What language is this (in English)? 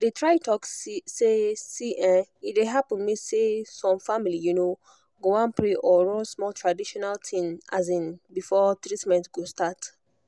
Nigerian Pidgin